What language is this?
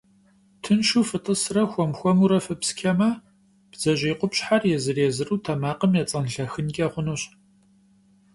Kabardian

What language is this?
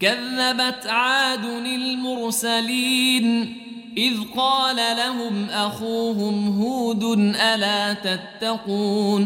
Arabic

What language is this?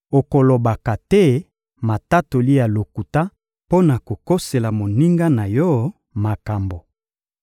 Lingala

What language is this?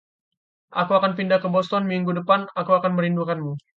Indonesian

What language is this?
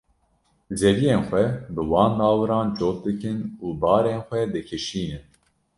Kurdish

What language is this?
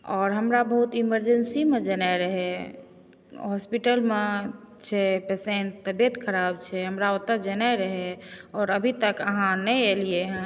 Maithili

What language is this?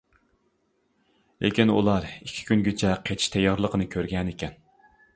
Uyghur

